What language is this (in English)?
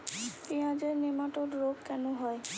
Bangla